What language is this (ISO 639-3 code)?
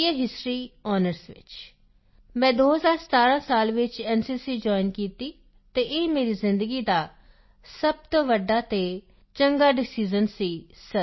pan